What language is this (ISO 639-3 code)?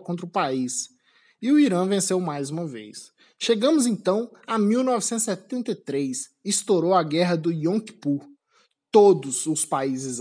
por